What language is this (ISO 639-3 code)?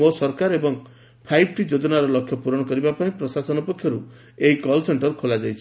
ori